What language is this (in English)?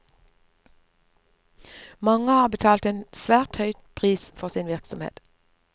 Norwegian